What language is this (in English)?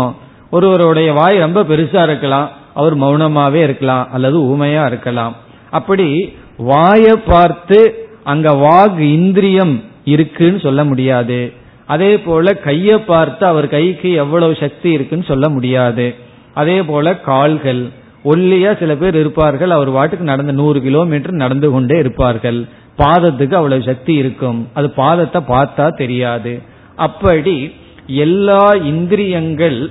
Tamil